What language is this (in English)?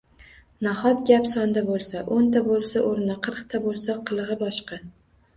Uzbek